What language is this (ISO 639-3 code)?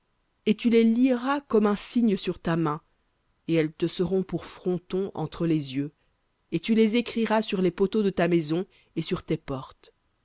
fra